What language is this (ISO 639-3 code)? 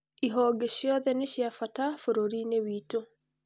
kik